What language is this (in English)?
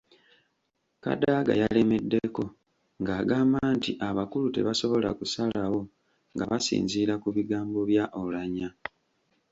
Ganda